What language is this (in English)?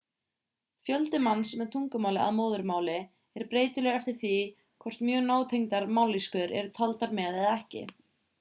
Icelandic